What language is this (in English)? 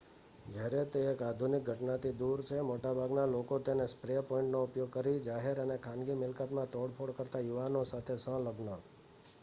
Gujarati